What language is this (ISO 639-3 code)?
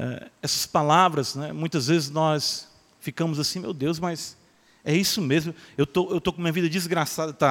por